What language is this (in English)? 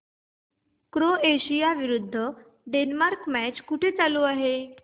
Marathi